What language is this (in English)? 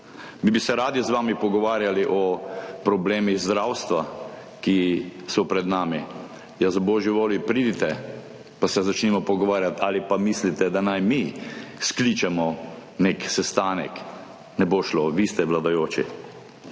Slovenian